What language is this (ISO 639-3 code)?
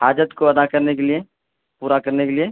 urd